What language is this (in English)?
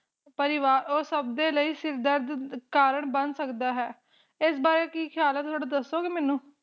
Punjabi